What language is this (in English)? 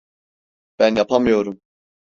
Turkish